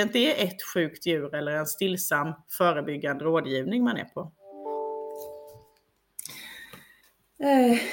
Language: Swedish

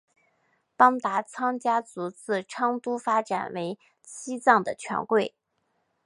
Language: Chinese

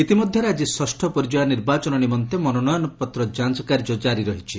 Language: Odia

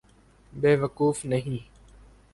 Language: Urdu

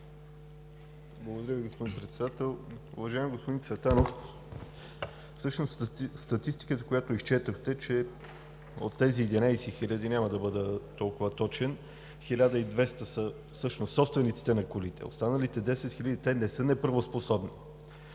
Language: Bulgarian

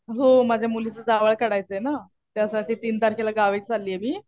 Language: Marathi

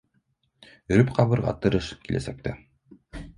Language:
Bashkir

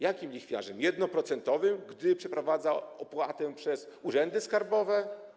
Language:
Polish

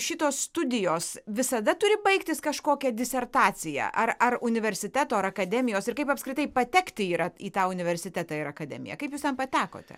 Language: Lithuanian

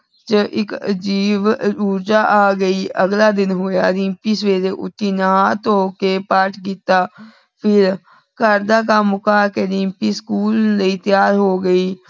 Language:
Punjabi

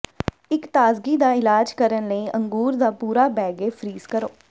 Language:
Punjabi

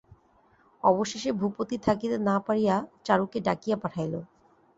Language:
Bangla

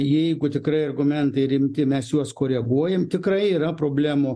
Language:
Lithuanian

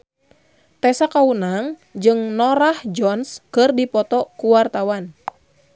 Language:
Sundanese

